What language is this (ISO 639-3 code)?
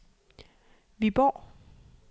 dan